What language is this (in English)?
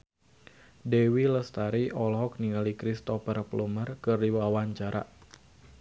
Sundanese